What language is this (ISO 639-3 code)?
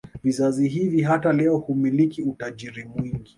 swa